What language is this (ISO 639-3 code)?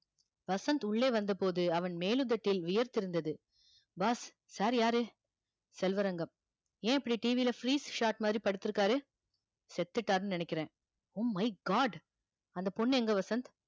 tam